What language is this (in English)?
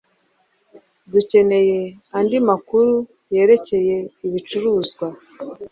Kinyarwanda